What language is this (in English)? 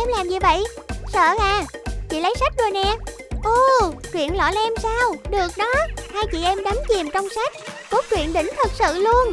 Vietnamese